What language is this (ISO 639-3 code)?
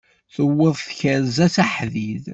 kab